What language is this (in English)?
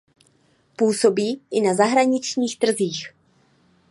Czech